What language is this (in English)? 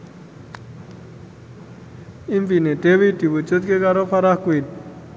Javanese